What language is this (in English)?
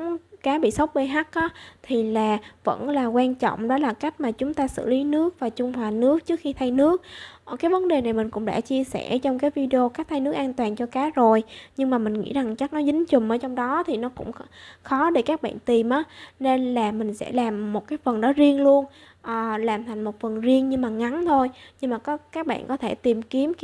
Vietnamese